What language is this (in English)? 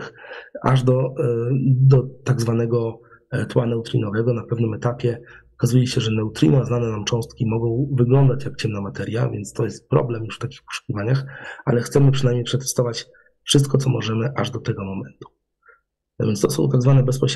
Polish